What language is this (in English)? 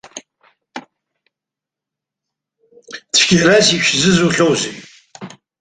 Abkhazian